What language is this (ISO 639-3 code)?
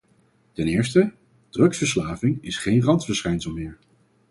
nld